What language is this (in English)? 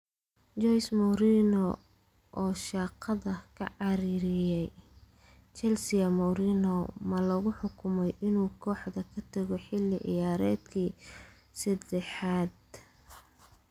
Somali